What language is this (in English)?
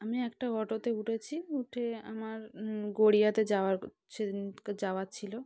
Bangla